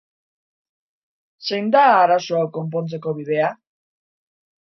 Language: Basque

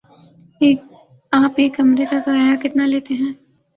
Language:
Urdu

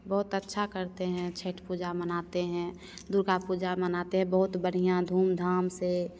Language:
Hindi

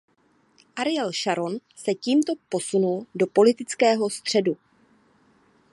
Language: Czech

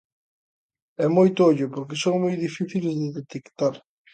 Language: Galician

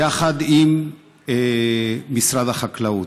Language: Hebrew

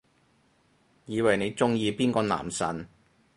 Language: Cantonese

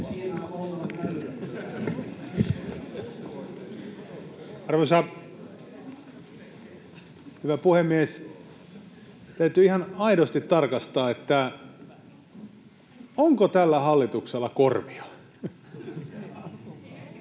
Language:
Finnish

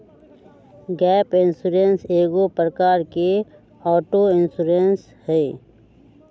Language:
Magahi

